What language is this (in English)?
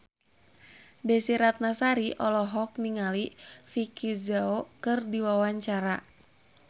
Sundanese